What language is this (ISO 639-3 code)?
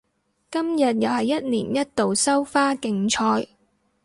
yue